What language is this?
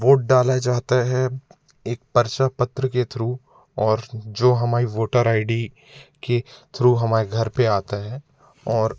Hindi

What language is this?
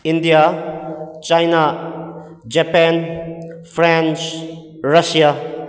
Manipuri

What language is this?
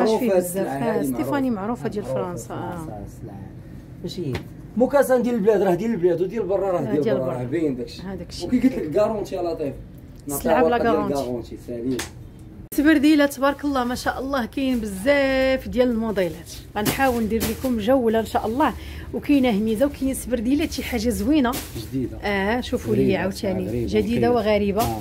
Arabic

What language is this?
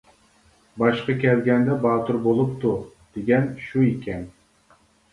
Uyghur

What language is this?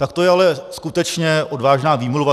Czech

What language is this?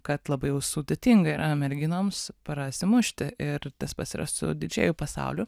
Lithuanian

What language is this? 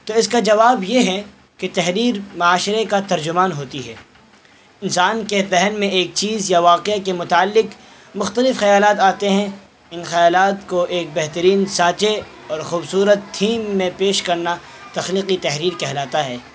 Urdu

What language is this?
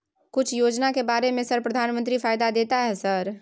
Maithili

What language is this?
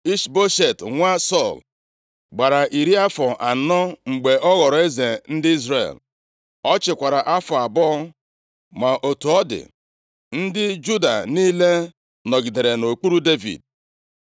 Igbo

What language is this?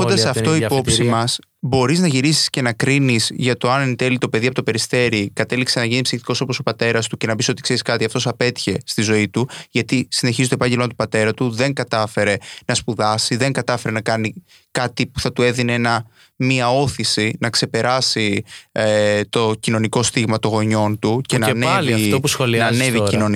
Greek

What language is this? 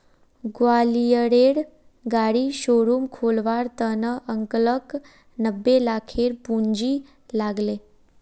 Magahi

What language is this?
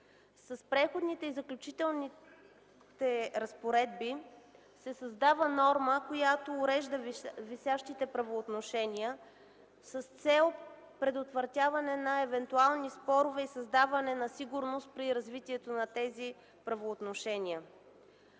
Bulgarian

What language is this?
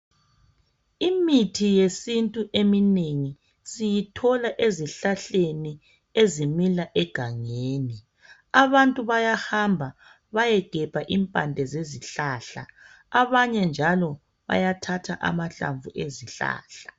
North Ndebele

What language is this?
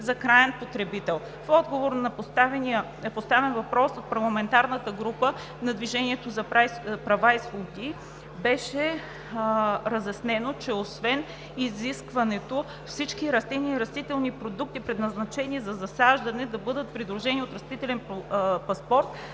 Bulgarian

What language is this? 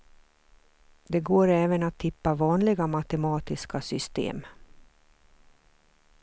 Swedish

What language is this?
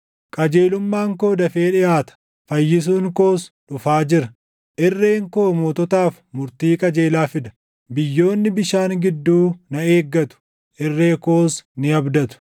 Oromo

